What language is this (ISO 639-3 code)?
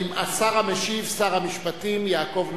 heb